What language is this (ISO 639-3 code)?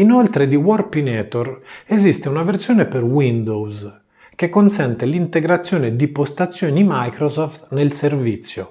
ita